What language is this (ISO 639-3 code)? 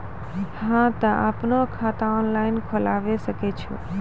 mai